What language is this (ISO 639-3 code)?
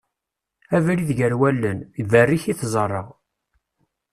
kab